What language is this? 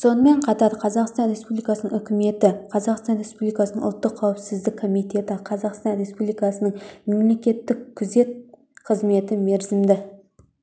Kazakh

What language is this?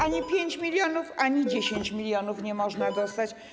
Polish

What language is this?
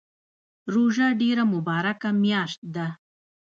Pashto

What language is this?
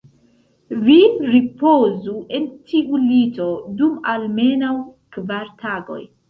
Esperanto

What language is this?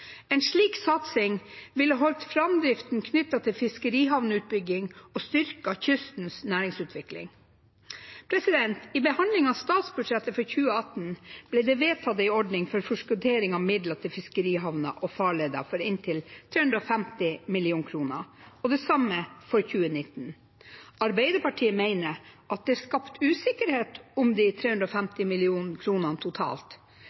Norwegian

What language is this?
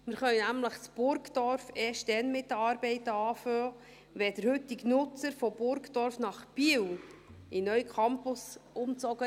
Swiss German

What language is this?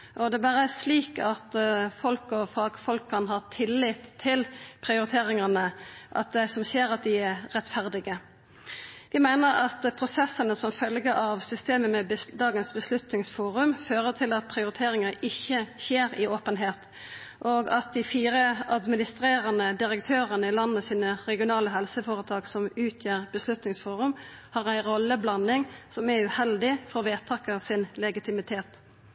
Norwegian Nynorsk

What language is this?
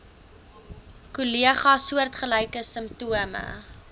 Afrikaans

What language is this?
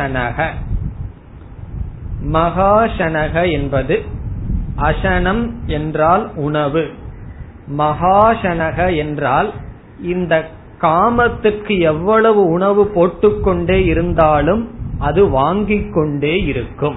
Tamil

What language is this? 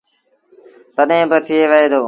Sindhi Bhil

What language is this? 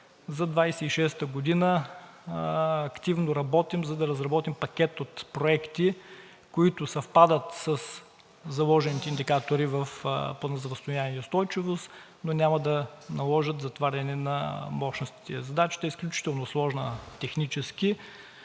Bulgarian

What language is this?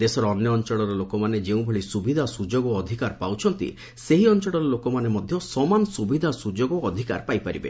Odia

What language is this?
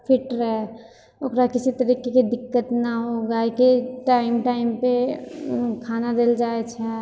Maithili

